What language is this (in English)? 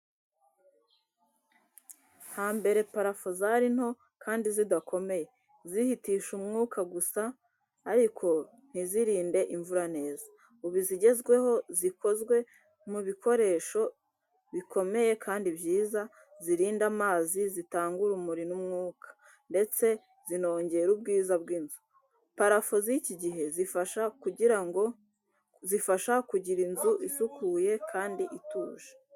Kinyarwanda